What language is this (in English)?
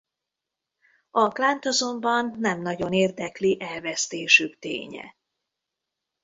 Hungarian